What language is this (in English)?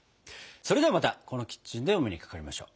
Japanese